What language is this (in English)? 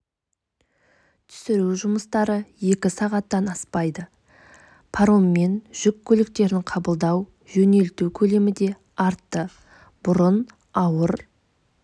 Kazakh